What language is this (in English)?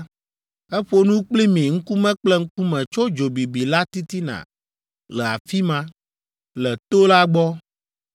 Ewe